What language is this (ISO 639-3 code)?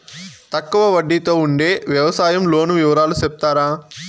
tel